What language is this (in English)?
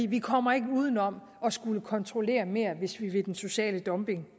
Danish